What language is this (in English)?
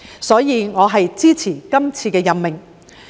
Cantonese